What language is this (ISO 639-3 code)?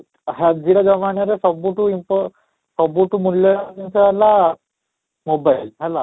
ori